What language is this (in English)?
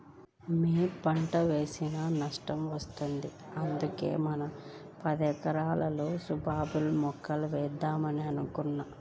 Telugu